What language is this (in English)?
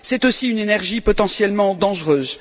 French